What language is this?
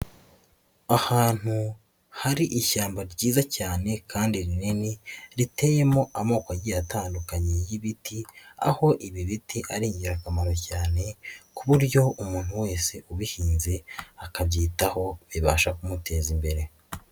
Kinyarwanda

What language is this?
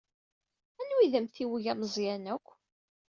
Kabyle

